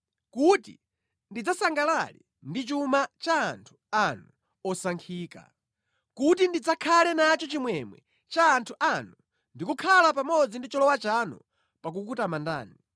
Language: Nyanja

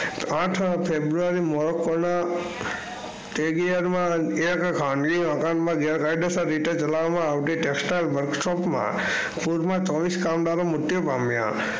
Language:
Gujarati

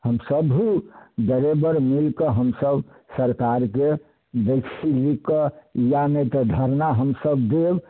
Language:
Maithili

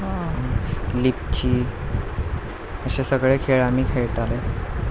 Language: Konkani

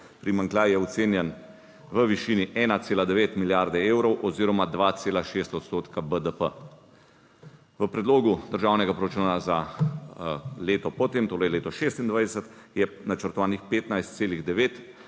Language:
Slovenian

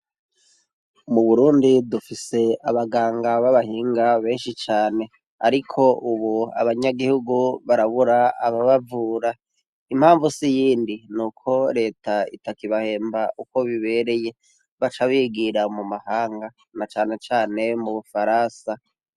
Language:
Rundi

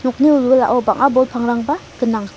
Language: Garo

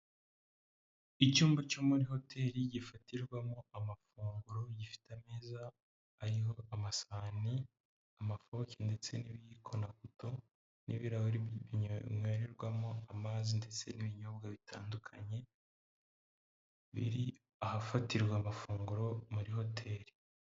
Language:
Kinyarwanda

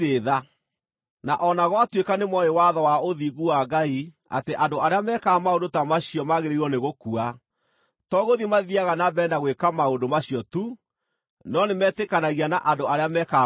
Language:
Kikuyu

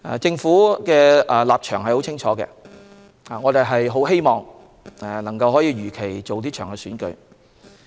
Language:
Cantonese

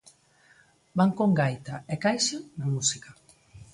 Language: Galician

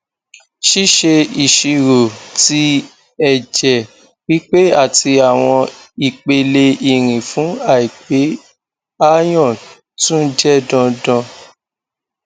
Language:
Yoruba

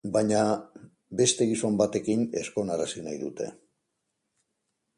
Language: Basque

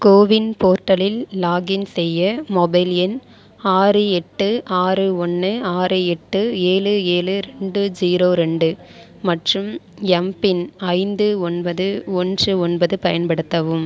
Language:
Tamil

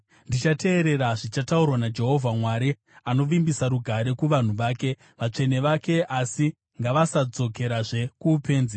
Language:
Shona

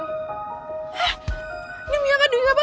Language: Indonesian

